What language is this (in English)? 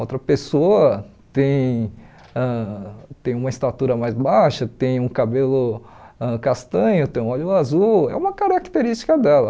Portuguese